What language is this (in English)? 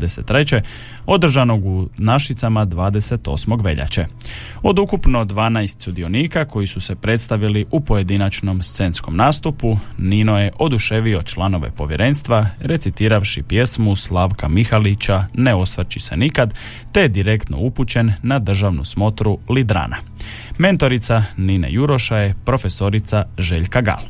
Croatian